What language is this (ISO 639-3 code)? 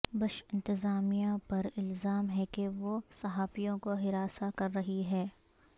urd